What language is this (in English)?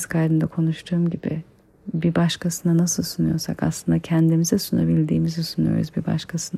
Turkish